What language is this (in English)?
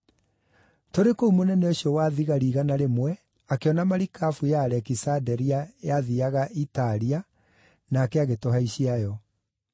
Kikuyu